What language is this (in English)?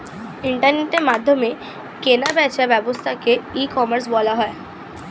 Bangla